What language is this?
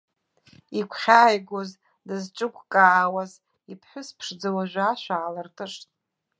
Abkhazian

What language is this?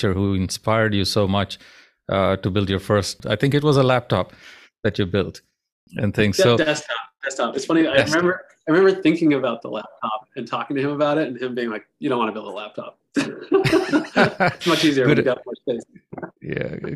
English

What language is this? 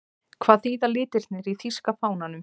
Icelandic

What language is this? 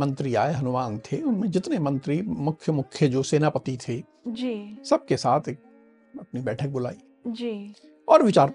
Hindi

